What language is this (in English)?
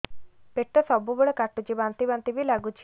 Odia